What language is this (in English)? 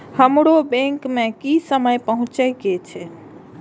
Maithili